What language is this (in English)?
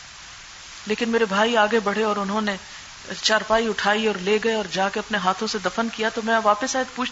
Urdu